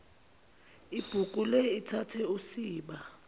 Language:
Zulu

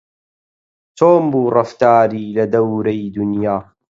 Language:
Central Kurdish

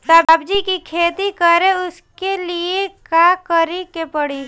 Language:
Bhojpuri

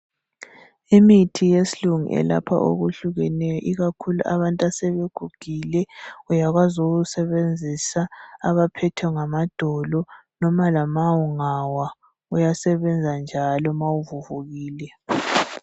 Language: North Ndebele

